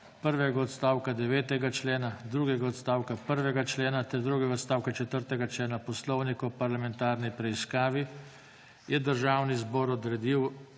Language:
Slovenian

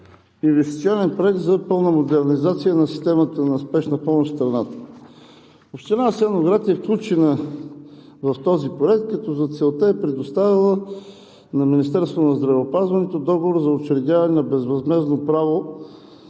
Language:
Bulgarian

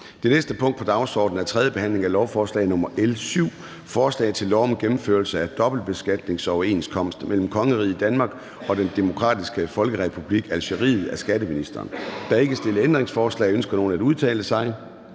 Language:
Danish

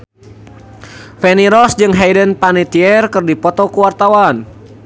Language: Sundanese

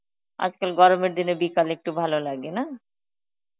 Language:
Bangla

